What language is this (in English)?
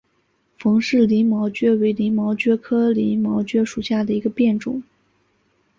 Chinese